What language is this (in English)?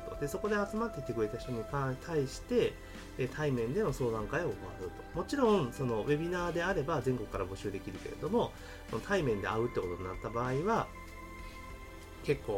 Japanese